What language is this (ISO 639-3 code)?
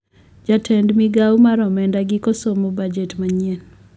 luo